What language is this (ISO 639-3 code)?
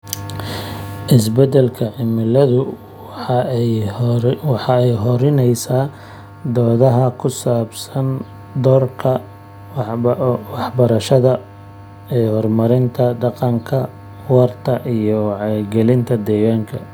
som